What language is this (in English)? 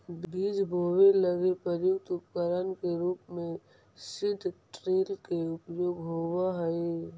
Magahi